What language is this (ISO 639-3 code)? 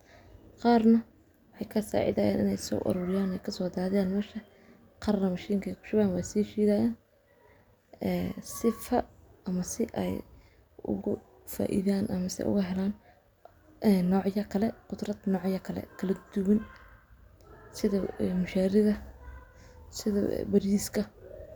som